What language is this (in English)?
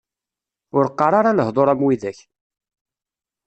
Kabyle